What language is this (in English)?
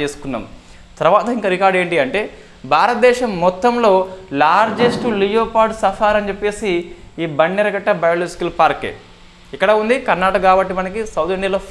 Telugu